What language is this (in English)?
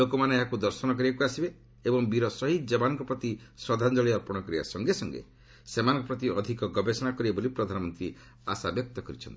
Odia